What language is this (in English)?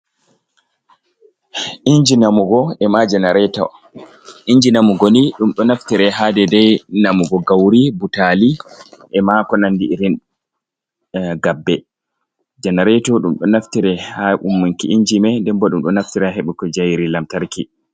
Fula